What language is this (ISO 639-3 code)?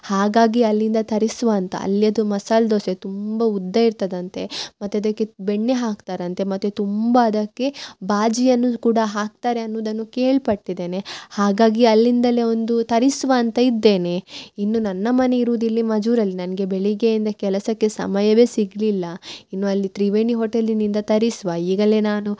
kan